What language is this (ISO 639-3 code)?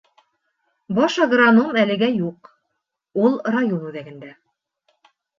bak